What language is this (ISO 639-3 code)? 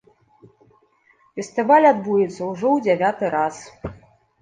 bel